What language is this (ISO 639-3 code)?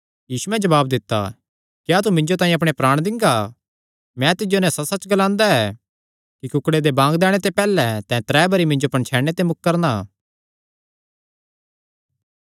xnr